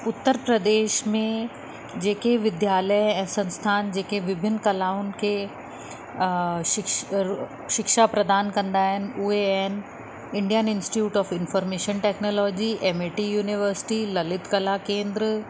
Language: Sindhi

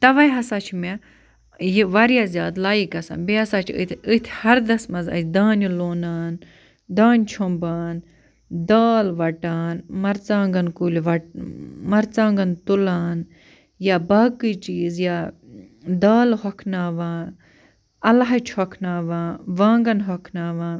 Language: Kashmiri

